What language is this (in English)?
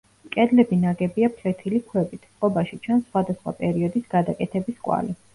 Georgian